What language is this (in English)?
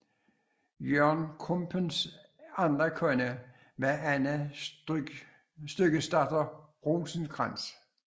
Danish